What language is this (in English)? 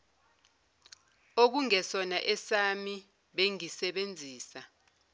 Zulu